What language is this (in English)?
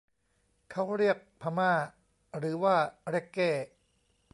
Thai